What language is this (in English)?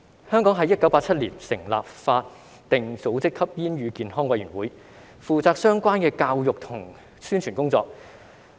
Cantonese